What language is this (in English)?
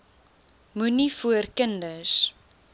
Afrikaans